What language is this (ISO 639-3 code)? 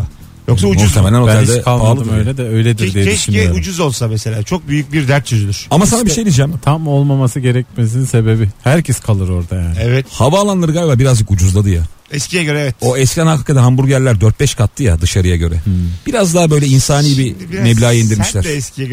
tur